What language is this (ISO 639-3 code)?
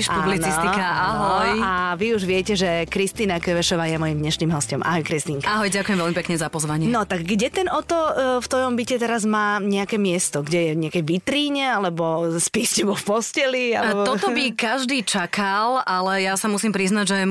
slk